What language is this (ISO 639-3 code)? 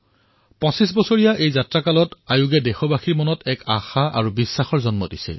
asm